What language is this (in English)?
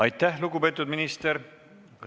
Estonian